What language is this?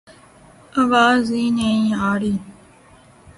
Urdu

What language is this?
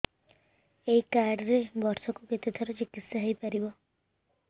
Odia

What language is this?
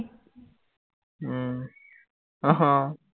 Assamese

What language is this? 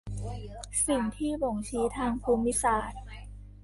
Thai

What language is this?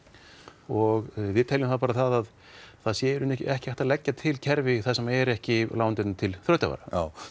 Icelandic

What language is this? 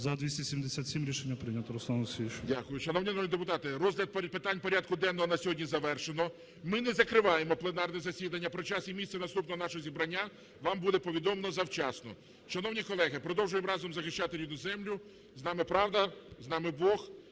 Ukrainian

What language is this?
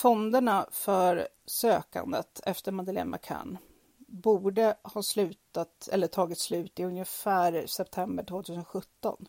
Swedish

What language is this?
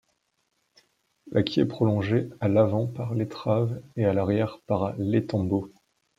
French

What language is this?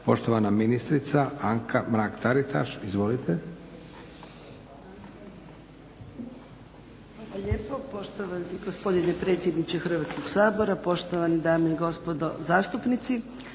Croatian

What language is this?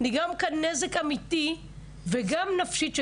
Hebrew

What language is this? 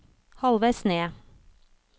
Norwegian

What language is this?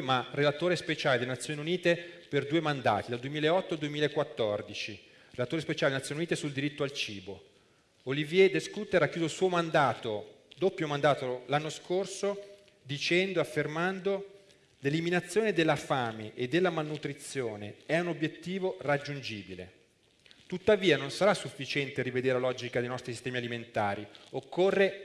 Italian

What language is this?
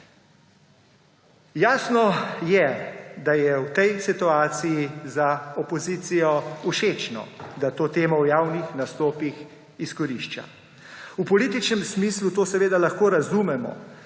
Slovenian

